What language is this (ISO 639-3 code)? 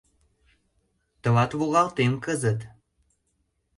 chm